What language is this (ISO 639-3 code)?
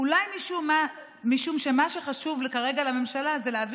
heb